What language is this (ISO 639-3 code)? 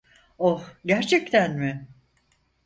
tur